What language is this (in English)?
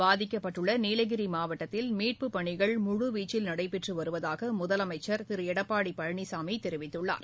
Tamil